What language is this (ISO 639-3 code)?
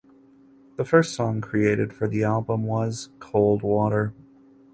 eng